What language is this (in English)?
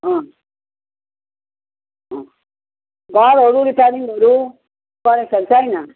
Nepali